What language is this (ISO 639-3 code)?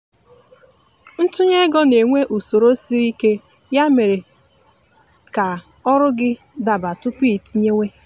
ibo